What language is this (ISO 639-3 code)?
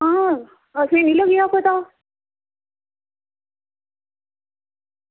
doi